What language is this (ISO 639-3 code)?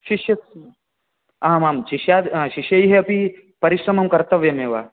san